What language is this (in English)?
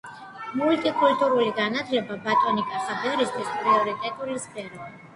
Georgian